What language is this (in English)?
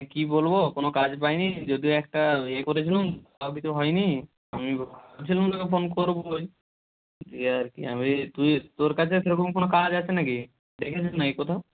Bangla